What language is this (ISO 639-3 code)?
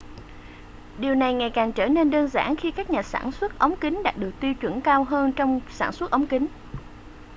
vie